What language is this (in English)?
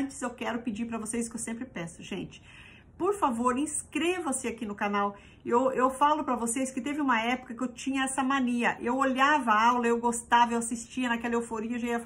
Portuguese